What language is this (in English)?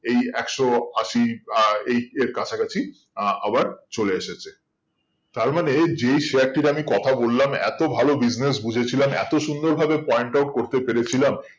Bangla